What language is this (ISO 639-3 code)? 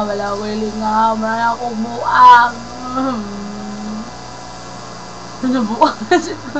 fil